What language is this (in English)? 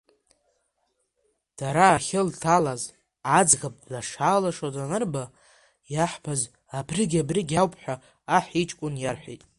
Abkhazian